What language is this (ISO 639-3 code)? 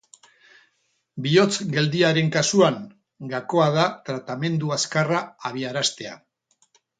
eus